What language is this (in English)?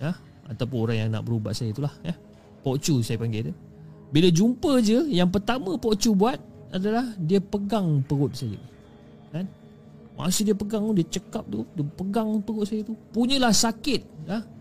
Malay